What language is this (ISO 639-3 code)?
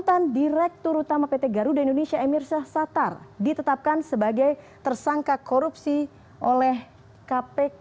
ind